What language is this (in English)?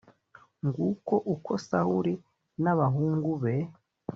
Kinyarwanda